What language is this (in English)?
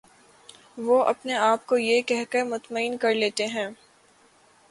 Urdu